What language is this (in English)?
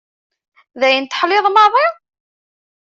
Kabyle